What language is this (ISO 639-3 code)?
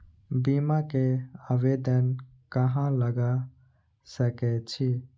mai